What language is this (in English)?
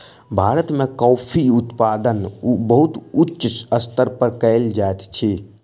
Maithili